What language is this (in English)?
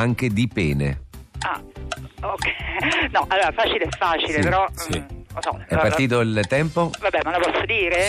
Italian